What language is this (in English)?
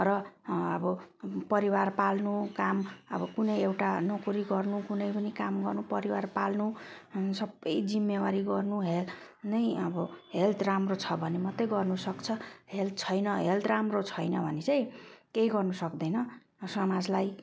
Nepali